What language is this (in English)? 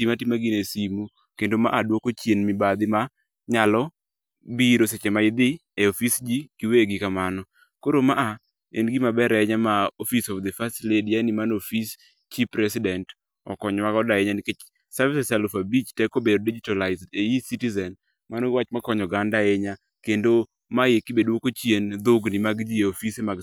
Luo (Kenya and Tanzania)